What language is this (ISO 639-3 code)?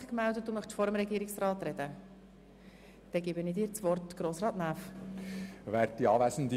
gsw